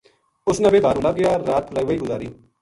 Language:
Gujari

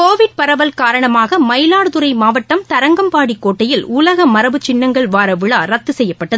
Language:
Tamil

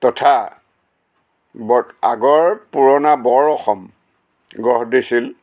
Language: Assamese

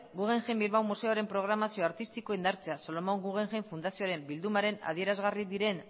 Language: Basque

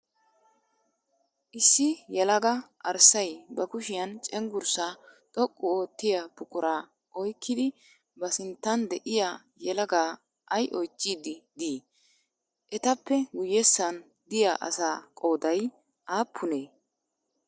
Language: Wolaytta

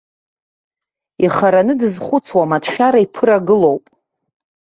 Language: Abkhazian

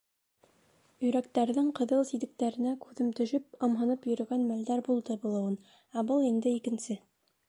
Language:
Bashkir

